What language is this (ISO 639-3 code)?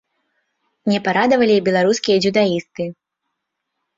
bel